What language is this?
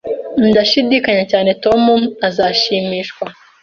Kinyarwanda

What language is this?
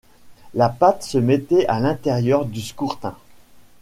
French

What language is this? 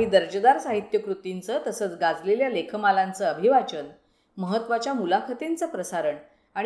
Marathi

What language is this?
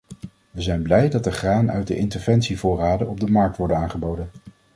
Dutch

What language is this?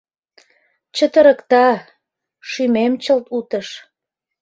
Mari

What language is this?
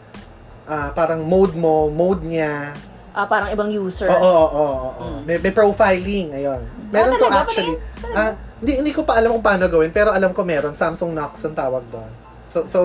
Filipino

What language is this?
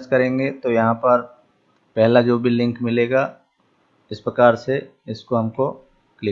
Hindi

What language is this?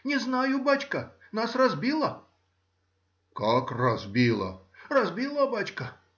Russian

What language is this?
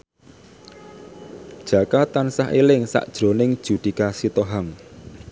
Javanese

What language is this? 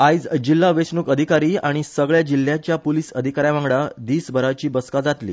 Konkani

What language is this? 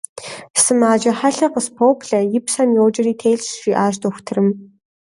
Kabardian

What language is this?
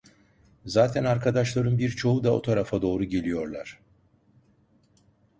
Turkish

